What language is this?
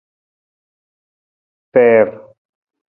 Nawdm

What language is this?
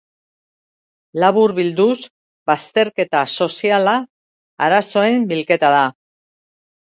Basque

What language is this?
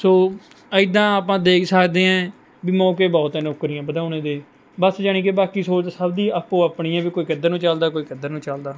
Punjabi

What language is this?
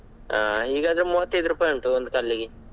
Kannada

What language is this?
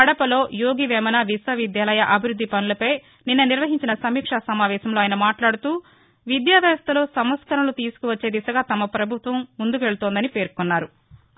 Telugu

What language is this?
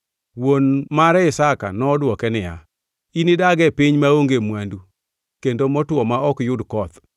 Luo (Kenya and Tanzania)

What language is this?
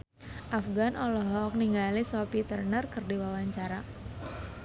Sundanese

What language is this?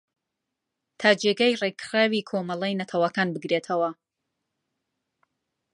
Central Kurdish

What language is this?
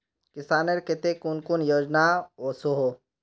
Magahi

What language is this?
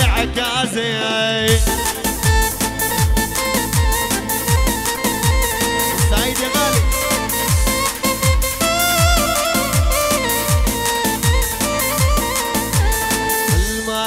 Arabic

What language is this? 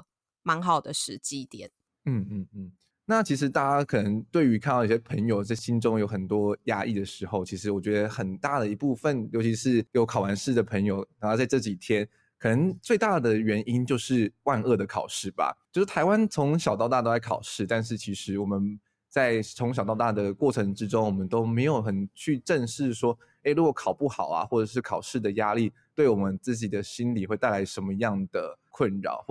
Chinese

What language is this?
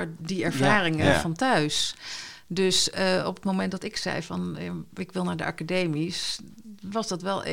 Dutch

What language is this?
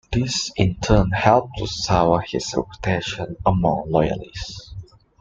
English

